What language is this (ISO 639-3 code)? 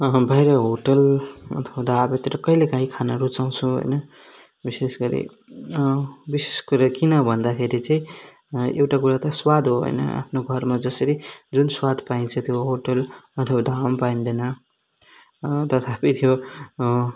nep